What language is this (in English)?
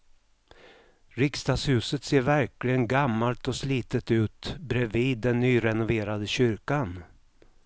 Swedish